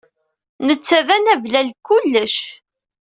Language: Kabyle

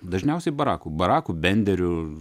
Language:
Lithuanian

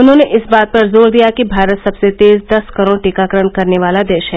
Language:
Hindi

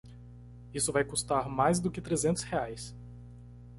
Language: Portuguese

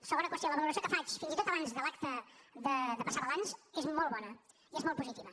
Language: Catalan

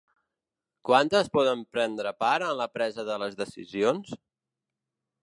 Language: Catalan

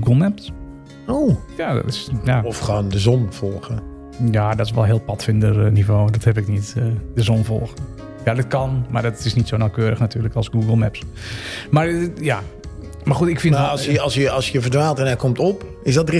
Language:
Dutch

